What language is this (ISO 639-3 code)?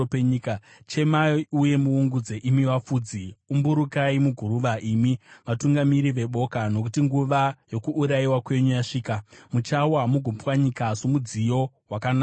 sna